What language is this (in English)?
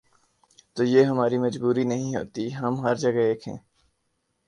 Urdu